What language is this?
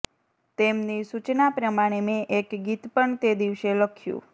Gujarati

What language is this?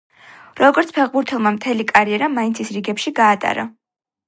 Georgian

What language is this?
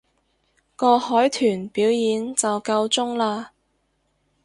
Cantonese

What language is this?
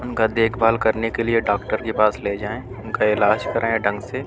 Urdu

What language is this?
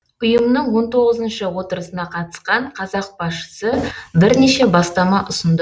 Kazakh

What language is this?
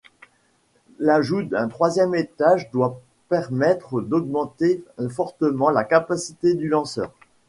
French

